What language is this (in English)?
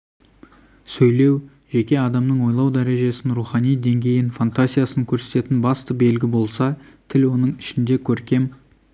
Kazakh